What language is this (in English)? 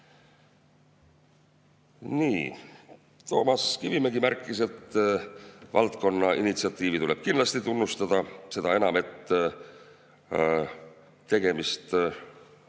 Estonian